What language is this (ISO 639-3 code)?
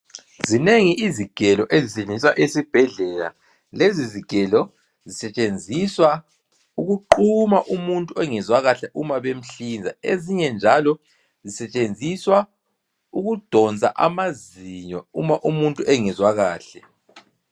nde